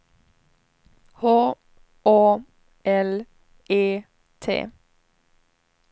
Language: Swedish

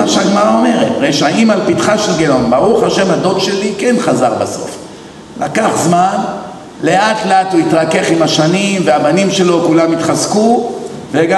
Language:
Hebrew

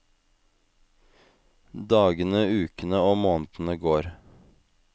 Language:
Norwegian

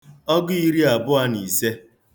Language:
Igbo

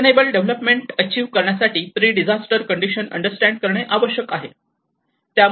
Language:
Marathi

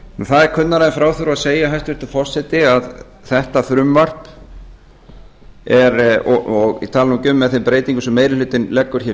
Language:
Icelandic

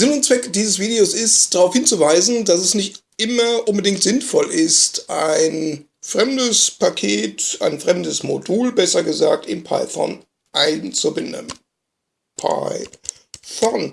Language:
German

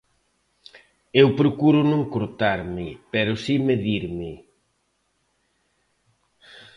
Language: Galician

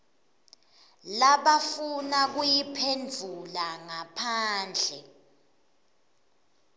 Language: Swati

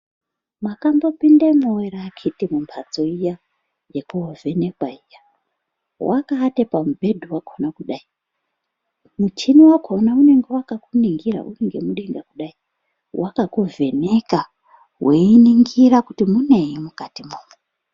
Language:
Ndau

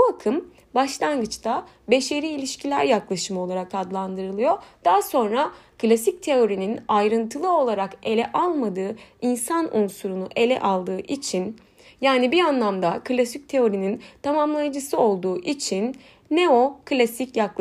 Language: Turkish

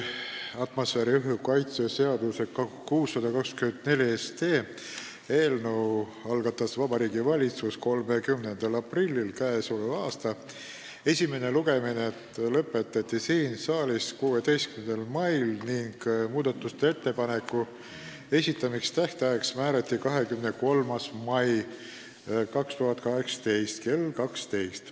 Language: Estonian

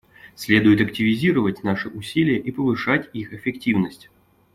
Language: Russian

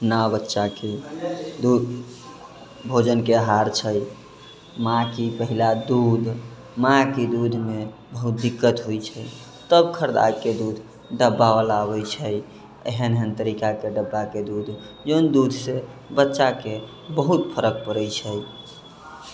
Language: Maithili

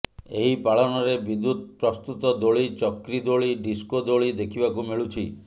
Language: Odia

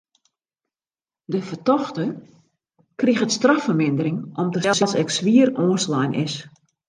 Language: Western Frisian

